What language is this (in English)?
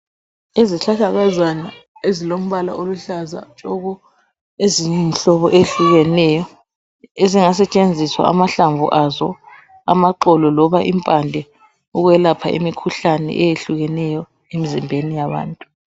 North Ndebele